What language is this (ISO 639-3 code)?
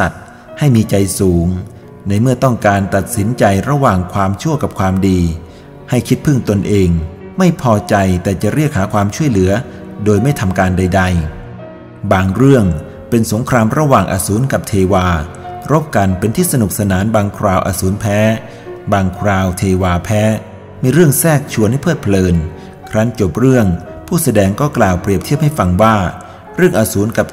tha